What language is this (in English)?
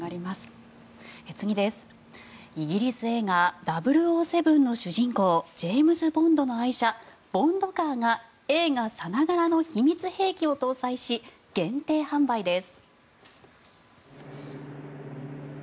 Japanese